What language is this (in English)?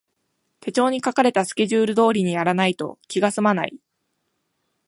Japanese